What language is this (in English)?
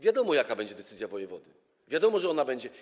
Polish